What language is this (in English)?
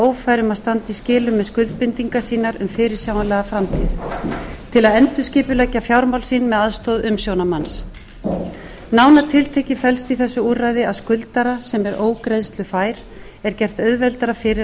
Icelandic